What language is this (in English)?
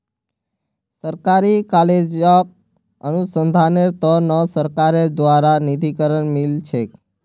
Magahi